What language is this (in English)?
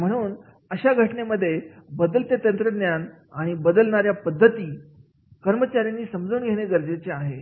Marathi